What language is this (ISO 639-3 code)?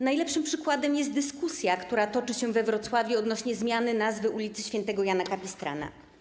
pol